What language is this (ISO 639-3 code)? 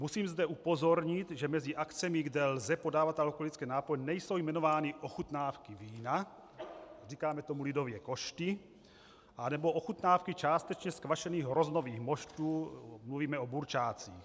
ces